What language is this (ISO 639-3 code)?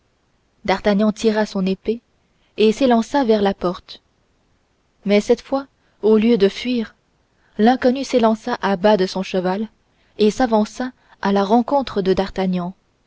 fra